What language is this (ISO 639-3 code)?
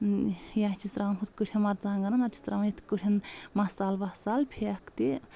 kas